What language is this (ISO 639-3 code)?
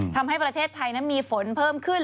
tha